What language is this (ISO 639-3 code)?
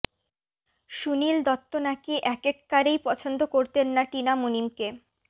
ben